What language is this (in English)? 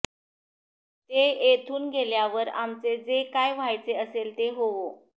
Marathi